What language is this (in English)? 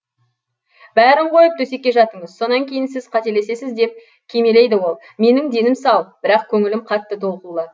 Kazakh